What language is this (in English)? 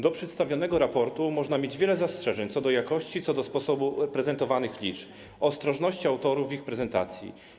Polish